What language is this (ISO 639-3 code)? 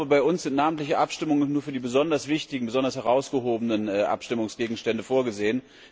deu